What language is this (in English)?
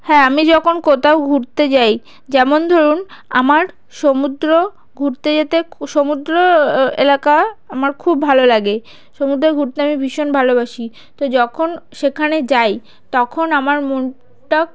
Bangla